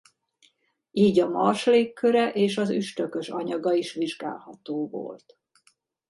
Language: Hungarian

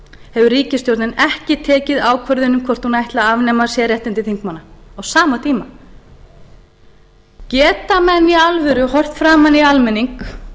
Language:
Icelandic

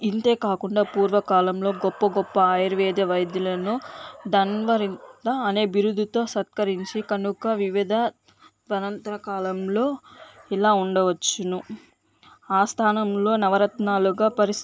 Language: Telugu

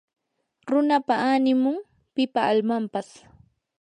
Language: Yanahuanca Pasco Quechua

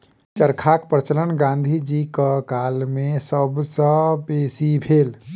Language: Maithili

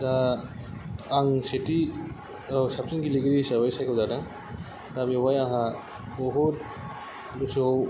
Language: Bodo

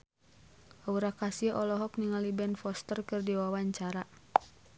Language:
Sundanese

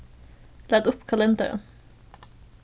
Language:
Faroese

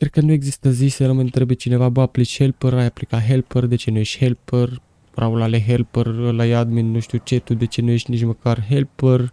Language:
Romanian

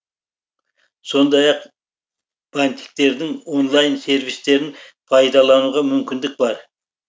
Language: Kazakh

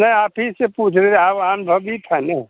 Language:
Hindi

